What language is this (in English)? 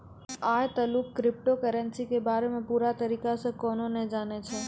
Maithili